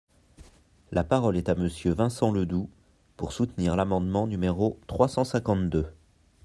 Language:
French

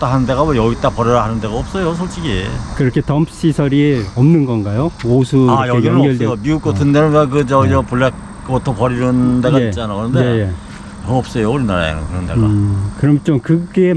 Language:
Korean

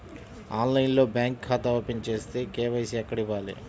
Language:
Telugu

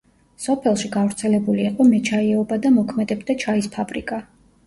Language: Georgian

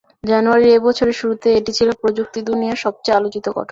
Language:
Bangla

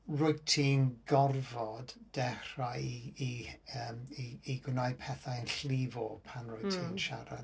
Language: Welsh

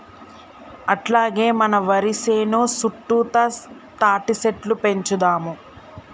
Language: Telugu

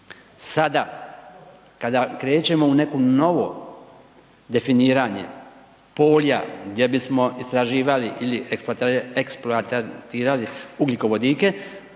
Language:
Croatian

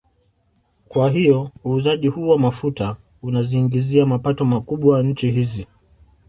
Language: Swahili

